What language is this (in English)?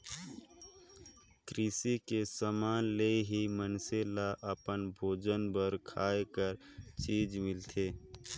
Chhattisgarhi